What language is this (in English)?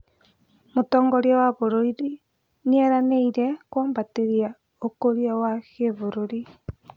Kikuyu